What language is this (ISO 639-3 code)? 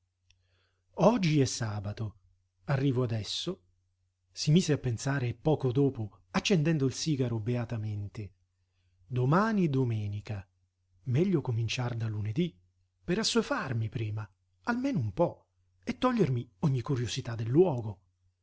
ita